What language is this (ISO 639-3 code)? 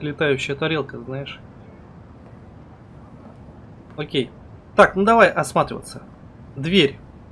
rus